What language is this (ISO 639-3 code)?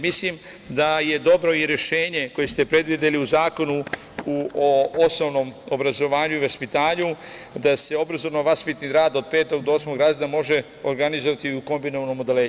srp